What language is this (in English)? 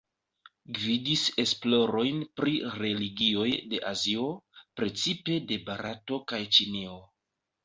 Esperanto